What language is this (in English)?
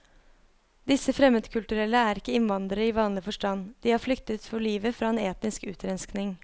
Norwegian